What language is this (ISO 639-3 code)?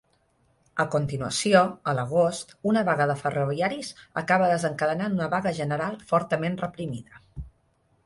cat